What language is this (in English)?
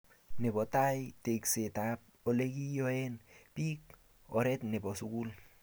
Kalenjin